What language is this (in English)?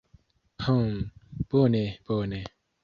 Esperanto